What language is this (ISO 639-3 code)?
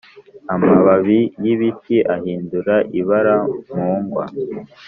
kin